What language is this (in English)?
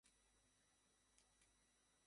Bangla